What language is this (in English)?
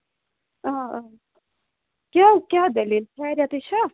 Kashmiri